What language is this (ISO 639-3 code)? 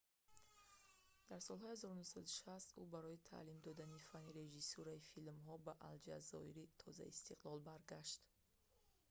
tgk